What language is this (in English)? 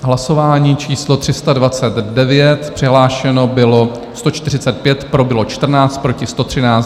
Czech